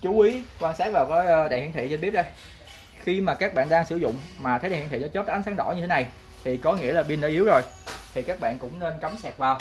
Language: Vietnamese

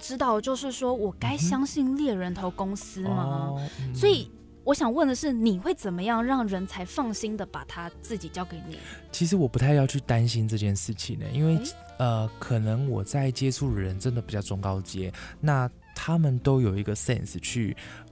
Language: Chinese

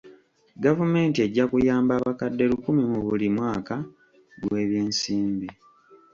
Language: Ganda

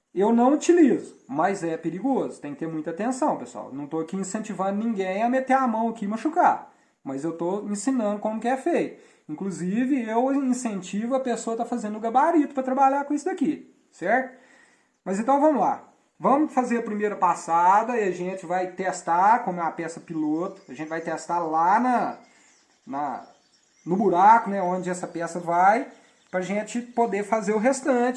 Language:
Portuguese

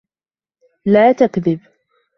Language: Arabic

